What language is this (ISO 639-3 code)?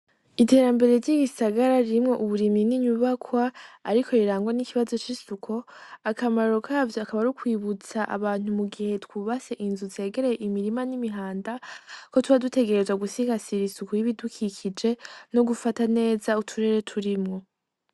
run